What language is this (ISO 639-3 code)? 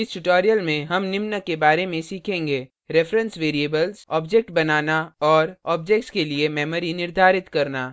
hin